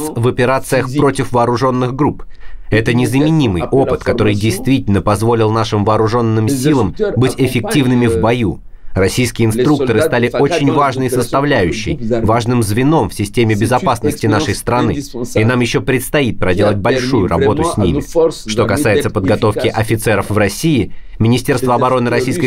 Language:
Russian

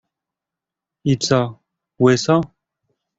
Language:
Polish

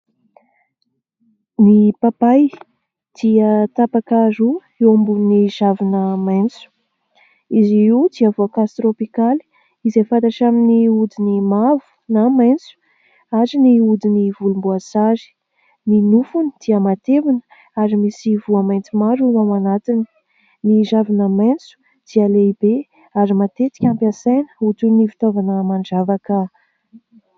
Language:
Malagasy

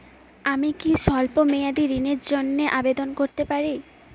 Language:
Bangla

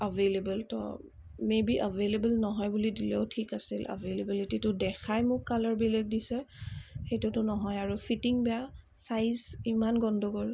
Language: Assamese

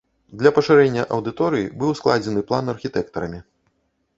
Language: Belarusian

